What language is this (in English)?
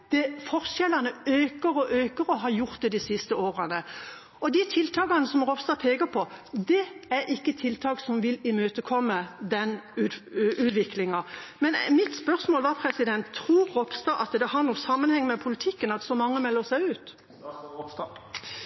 Norwegian Bokmål